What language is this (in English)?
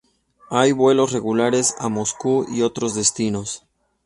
Spanish